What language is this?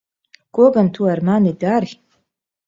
Latvian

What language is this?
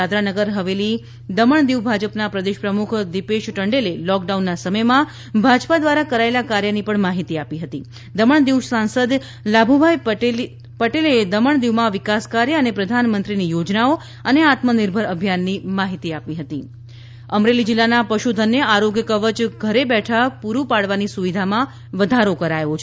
Gujarati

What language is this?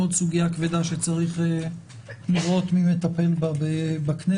Hebrew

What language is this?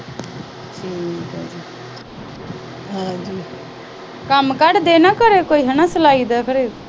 Punjabi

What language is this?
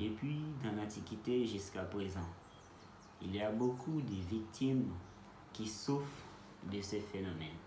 French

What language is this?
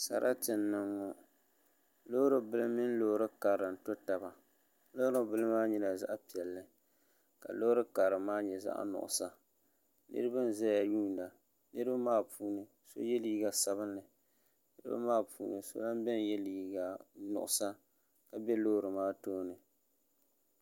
Dagbani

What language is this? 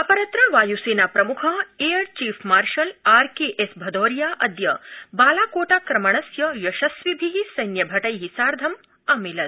Sanskrit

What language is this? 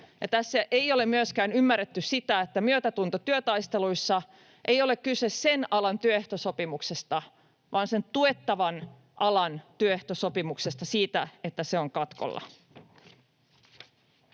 Finnish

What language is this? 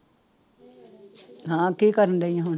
Punjabi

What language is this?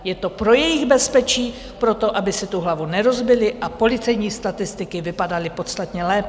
Czech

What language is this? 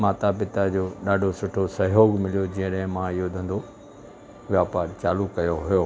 Sindhi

